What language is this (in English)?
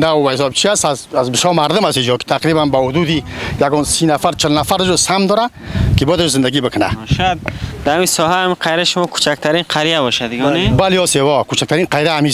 Persian